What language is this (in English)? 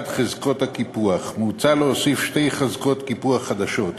Hebrew